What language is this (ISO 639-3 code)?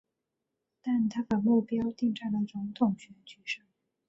zho